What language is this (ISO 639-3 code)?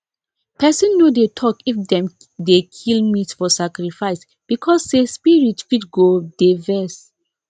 pcm